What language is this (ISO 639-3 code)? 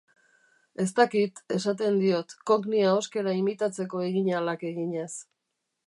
eus